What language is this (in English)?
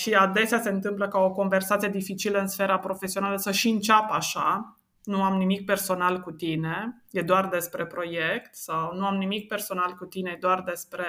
Romanian